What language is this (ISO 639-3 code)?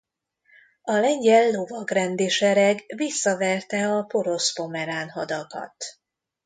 hun